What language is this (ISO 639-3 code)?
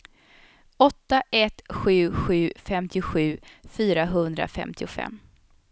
swe